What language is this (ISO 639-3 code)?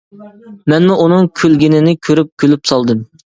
uig